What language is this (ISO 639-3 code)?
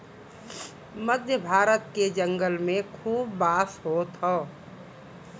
bho